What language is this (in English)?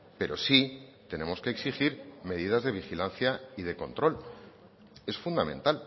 Spanish